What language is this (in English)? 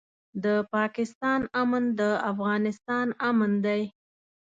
Pashto